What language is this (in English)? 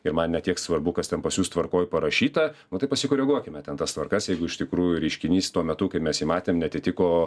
Lithuanian